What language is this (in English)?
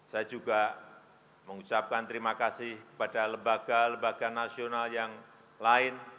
Indonesian